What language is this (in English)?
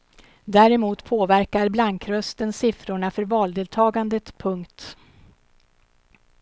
Swedish